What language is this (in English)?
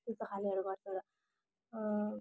Nepali